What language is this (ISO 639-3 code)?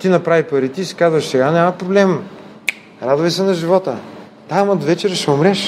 bul